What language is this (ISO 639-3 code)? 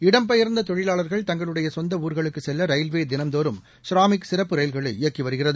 tam